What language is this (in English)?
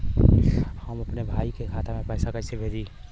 Bhojpuri